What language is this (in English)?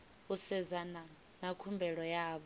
Venda